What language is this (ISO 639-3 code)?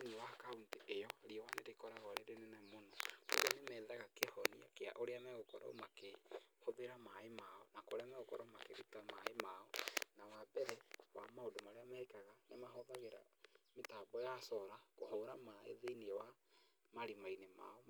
kik